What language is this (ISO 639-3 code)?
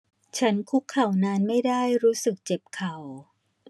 tha